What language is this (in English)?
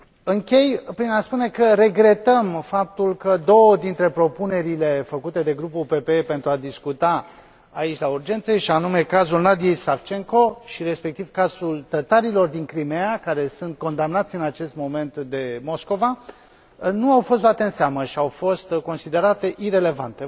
Romanian